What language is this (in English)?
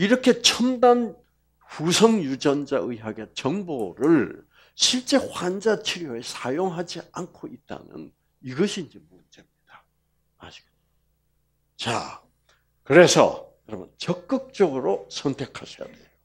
Korean